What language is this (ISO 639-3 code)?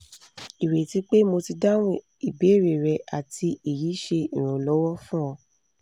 yor